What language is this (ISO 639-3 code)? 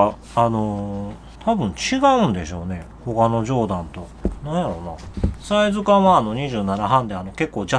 jpn